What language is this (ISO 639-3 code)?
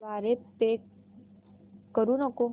mar